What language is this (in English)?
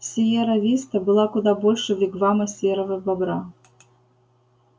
Russian